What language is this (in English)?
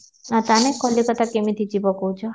Odia